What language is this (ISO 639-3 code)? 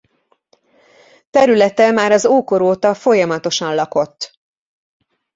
hun